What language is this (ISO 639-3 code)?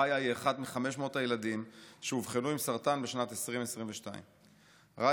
heb